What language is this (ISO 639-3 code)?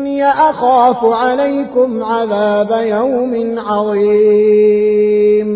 ara